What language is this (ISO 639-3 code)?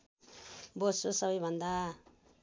nep